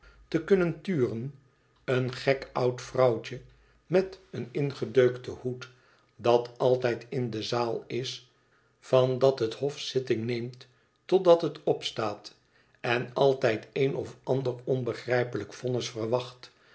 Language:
Dutch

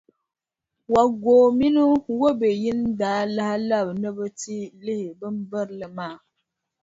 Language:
Dagbani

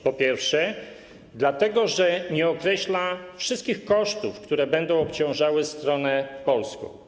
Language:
Polish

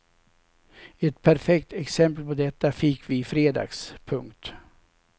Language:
Swedish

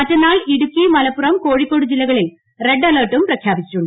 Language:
Malayalam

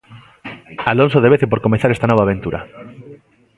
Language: Galician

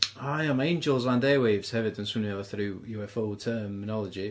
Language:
Welsh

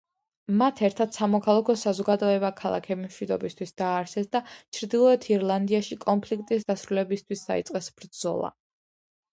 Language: Georgian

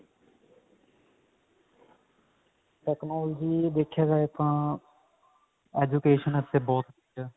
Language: Punjabi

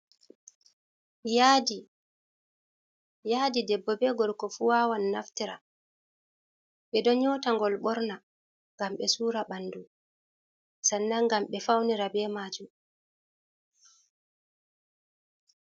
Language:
Fula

